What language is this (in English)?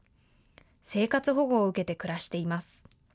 Japanese